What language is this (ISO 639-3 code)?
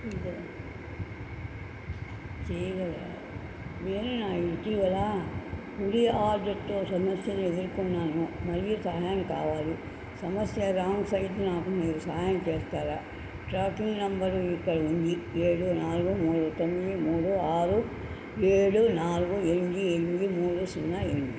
tel